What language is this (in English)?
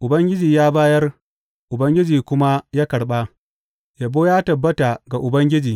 Hausa